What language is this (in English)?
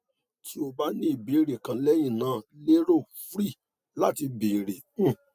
Yoruba